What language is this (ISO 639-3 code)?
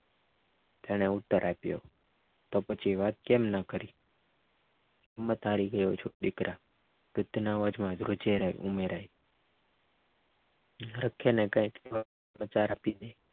guj